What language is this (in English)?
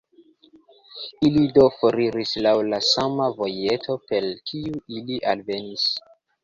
Esperanto